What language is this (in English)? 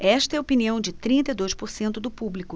Portuguese